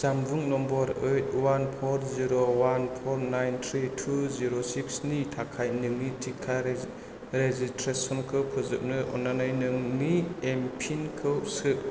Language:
Bodo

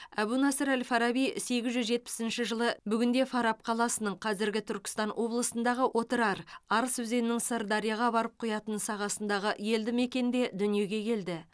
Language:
Kazakh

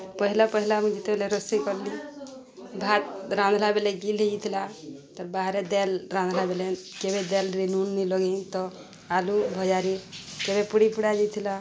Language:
Odia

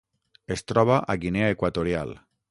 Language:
Catalan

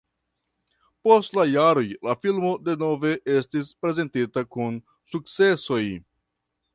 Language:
Esperanto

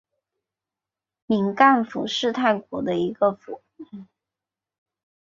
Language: Chinese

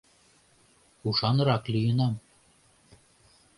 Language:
Mari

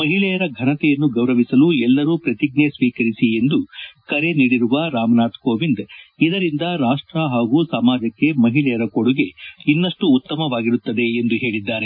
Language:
Kannada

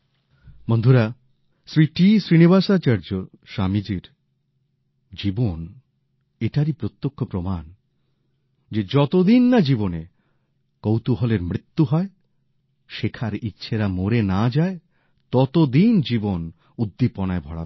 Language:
Bangla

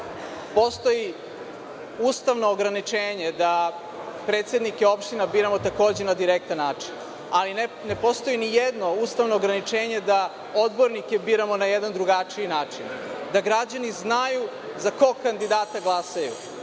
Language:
Serbian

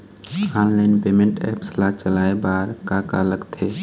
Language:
Chhattisgarhi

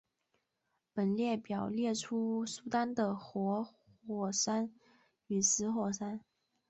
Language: Chinese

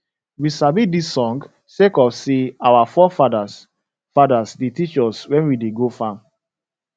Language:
Nigerian Pidgin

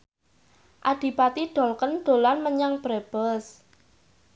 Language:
Javanese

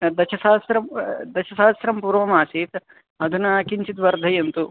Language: Sanskrit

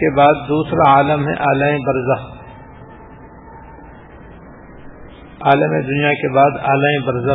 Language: Urdu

